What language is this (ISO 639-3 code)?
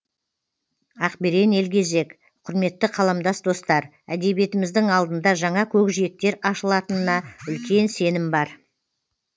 kaz